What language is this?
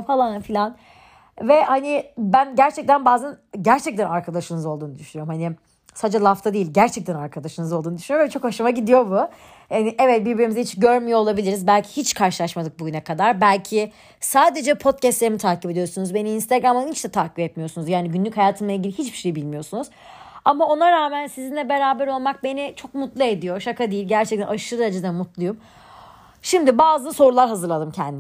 Turkish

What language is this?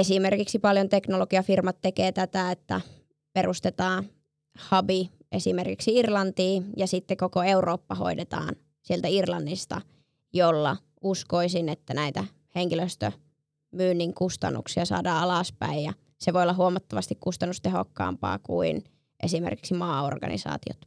Finnish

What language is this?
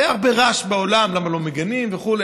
Hebrew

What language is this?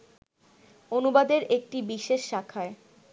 Bangla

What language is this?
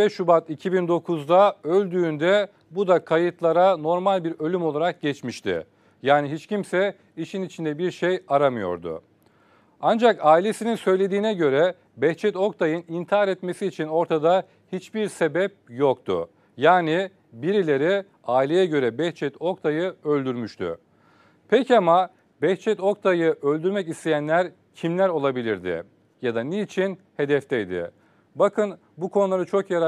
Turkish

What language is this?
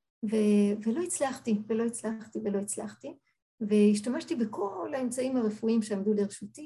Hebrew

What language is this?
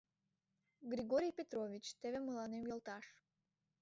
Mari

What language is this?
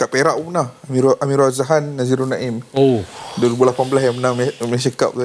Malay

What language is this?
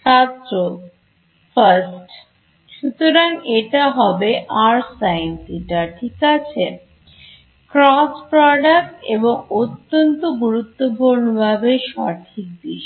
Bangla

